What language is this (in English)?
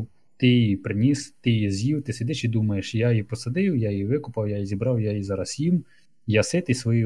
Ukrainian